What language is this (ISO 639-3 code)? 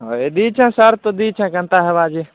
ori